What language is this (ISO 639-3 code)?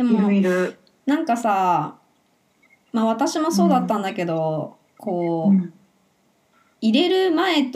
jpn